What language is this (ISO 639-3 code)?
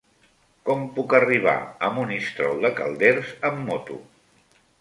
cat